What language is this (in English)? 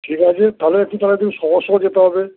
Bangla